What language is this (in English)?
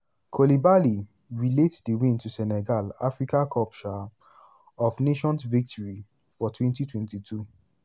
Nigerian Pidgin